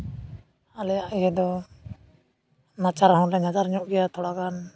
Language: Santali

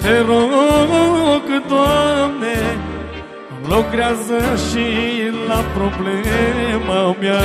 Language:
Romanian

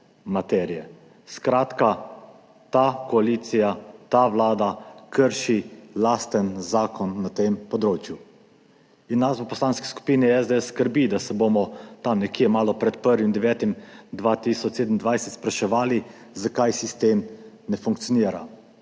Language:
Slovenian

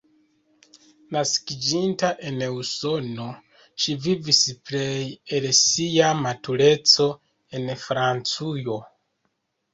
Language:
Esperanto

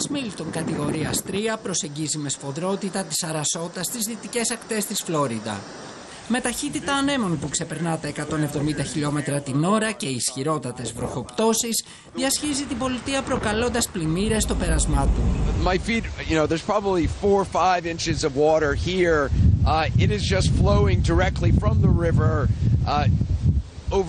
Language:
Greek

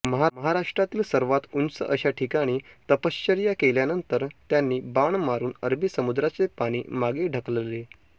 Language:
Marathi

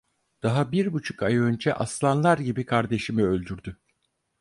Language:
Turkish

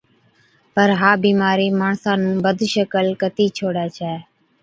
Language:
Od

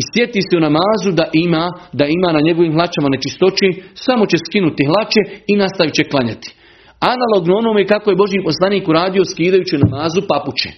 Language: Croatian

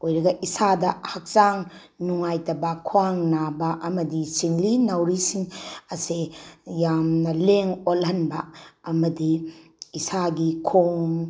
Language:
Manipuri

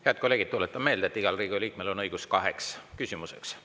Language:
Estonian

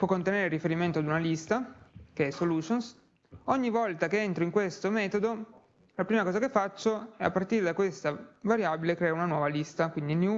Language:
Italian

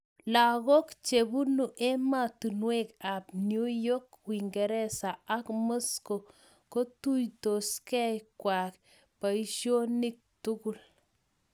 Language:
Kalenjin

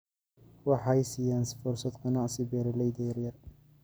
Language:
Somali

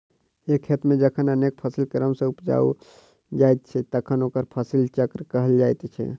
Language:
Maithili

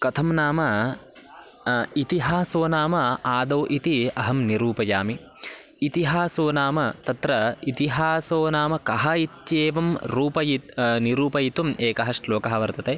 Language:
Sanskrit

